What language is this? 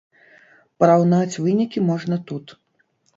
Belarusian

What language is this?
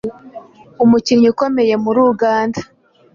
Kinyarwanda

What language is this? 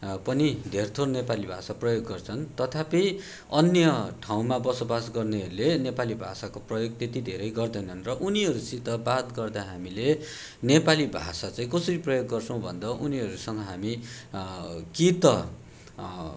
Nepali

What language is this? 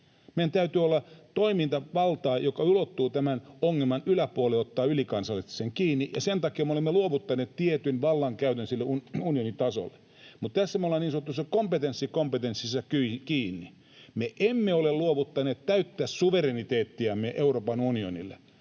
Finnish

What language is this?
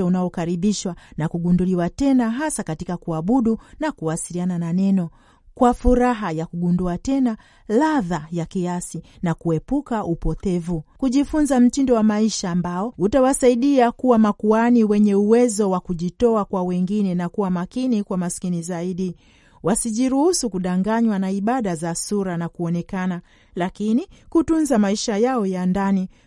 Swahili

